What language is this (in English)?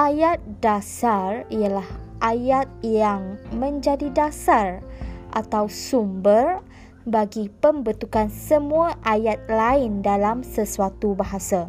Malay